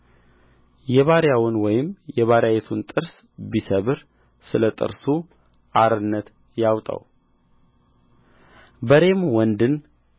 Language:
Amharic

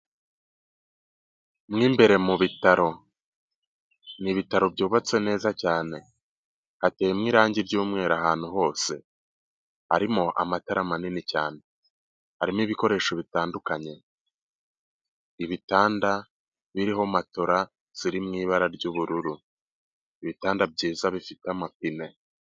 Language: Kinyarwanda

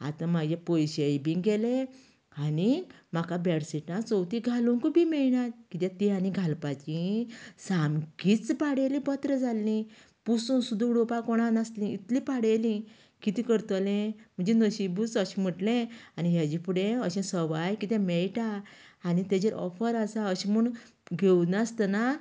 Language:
Konkani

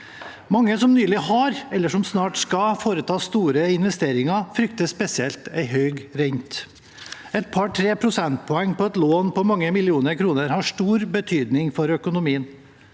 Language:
Norwegian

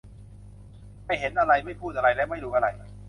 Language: Thai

